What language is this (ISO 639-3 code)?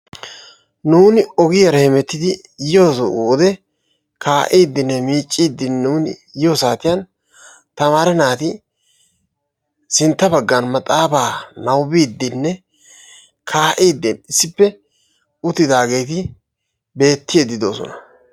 wal